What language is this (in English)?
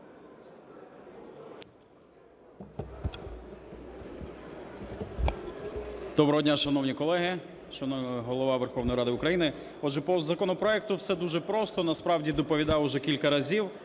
Ukrainian